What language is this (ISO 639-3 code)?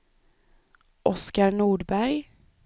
swe